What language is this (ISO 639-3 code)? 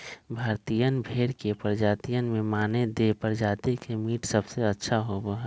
mag